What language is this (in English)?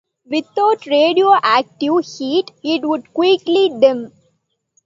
English